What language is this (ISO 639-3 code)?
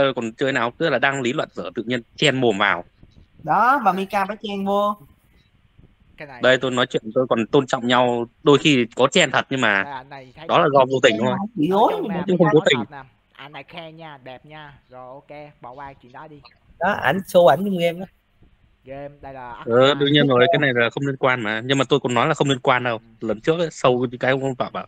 vie